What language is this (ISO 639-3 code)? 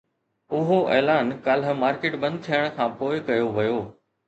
snd